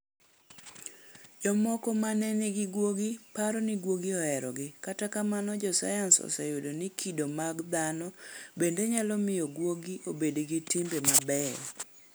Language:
Luo (Kenya and Tanzania)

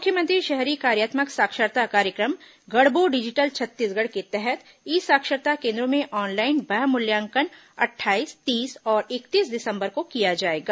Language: Hindi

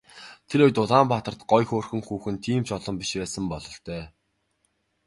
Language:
Mongolian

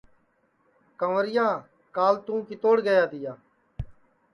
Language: Sansi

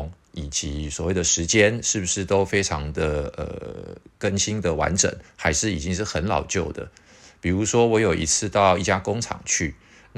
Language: Chinese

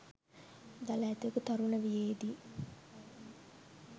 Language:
Sinhala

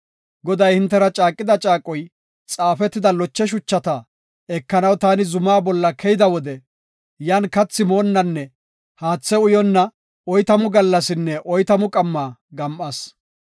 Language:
Gofa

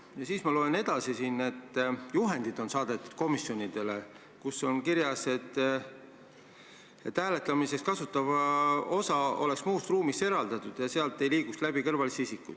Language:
Estonian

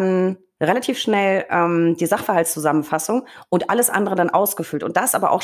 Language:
German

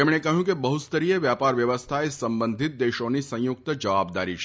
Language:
Gujarati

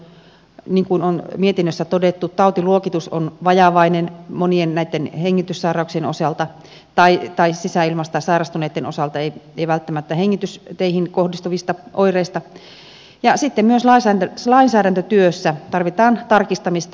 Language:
Finnish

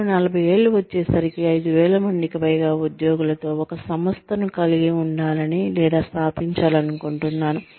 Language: Telugu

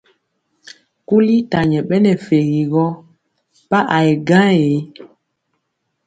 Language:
Mpiemo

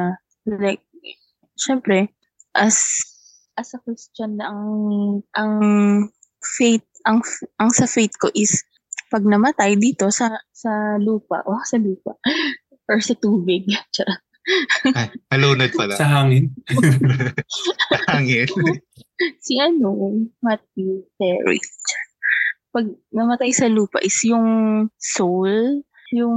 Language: Filipino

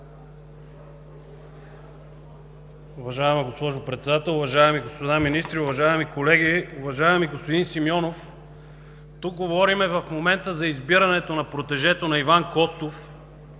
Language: Bulgarian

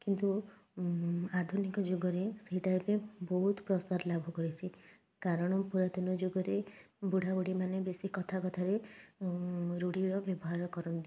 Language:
Odia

